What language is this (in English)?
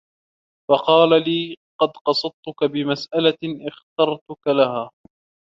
Arabic